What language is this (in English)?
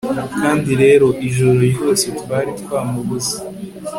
Kinyarwanda